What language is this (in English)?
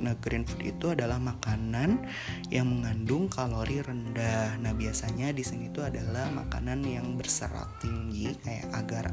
Indonesian